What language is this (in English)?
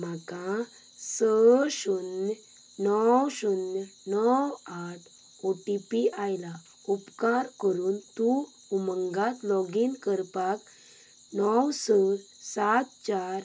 Konkani